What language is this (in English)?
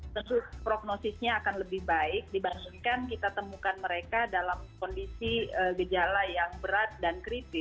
Indonesian